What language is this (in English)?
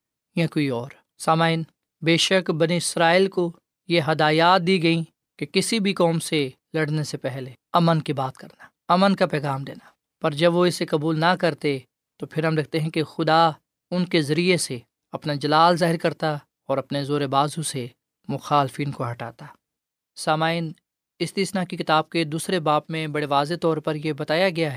Urdu